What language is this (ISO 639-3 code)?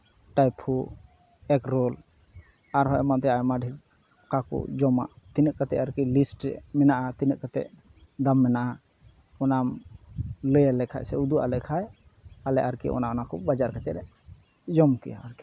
sat